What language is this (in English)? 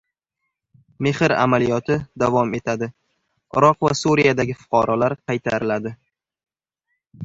Uzbek